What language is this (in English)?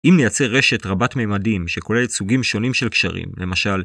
Hebrew